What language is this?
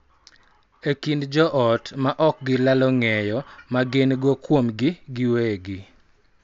Luo (Kenya and Tanzania)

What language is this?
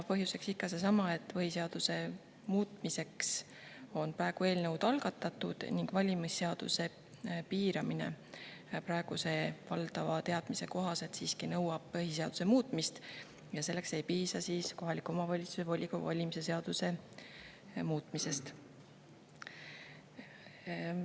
Estonian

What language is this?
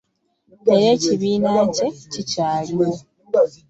Ganda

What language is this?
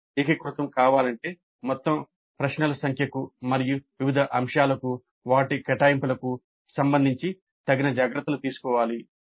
Telugu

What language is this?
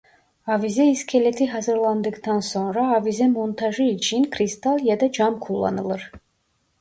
Turkish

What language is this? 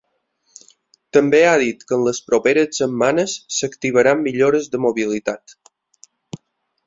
Catalan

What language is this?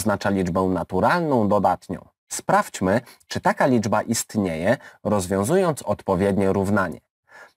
Polish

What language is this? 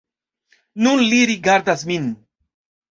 Esperanto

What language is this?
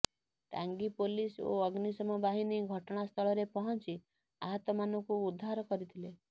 Odia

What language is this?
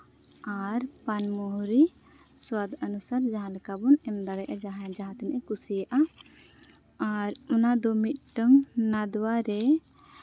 Santali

